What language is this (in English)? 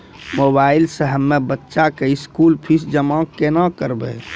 Maithili